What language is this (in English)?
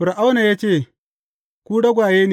Hausa